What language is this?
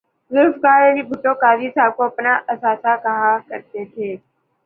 Urdu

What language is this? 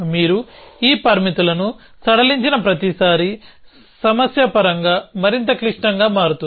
Telugu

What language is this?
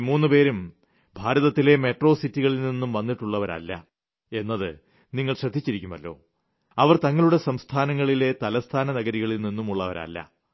Malayalam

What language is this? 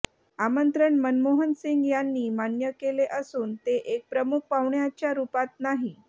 Marathi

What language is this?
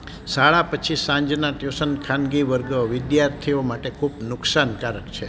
Gujarati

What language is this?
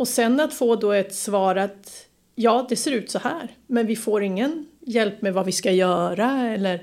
Swedish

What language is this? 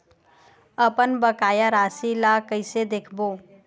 Chhattisgarhi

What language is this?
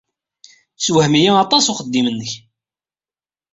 Kabyle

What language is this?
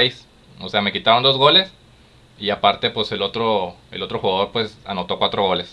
Spanish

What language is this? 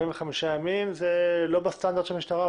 Hebrew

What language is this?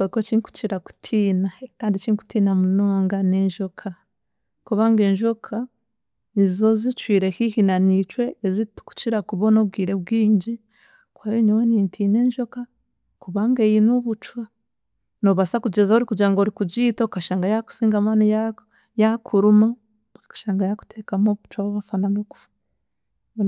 Chiga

